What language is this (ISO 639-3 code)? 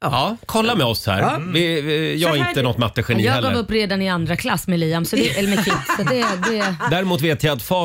swe